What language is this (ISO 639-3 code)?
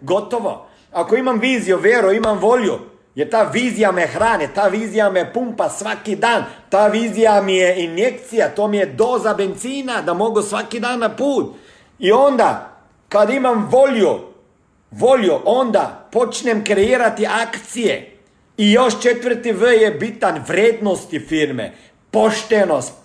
hrv